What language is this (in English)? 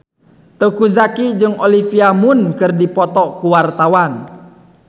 Sundanese